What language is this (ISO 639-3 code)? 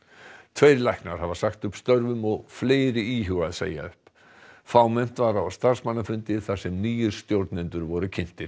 isl